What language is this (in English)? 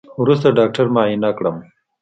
Pashto